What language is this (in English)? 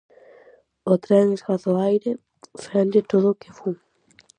Galician